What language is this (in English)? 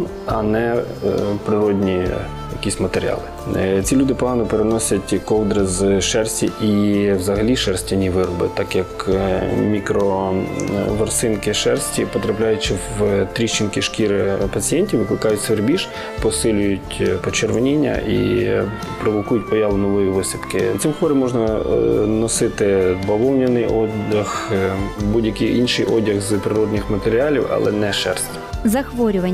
Ukrainian